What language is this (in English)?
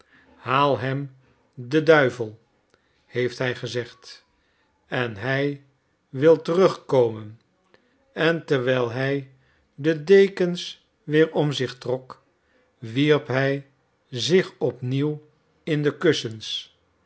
Dutch